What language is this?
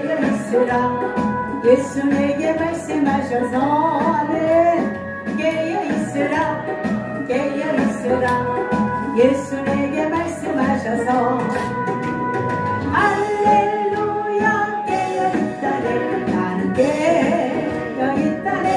Korean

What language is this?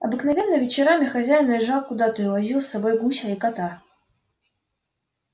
Russian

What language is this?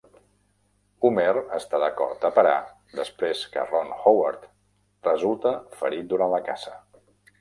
Catalan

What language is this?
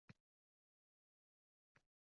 Uzbek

